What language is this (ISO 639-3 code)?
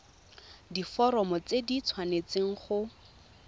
tsn